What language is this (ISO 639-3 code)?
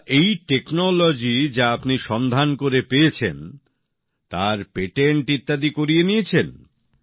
ben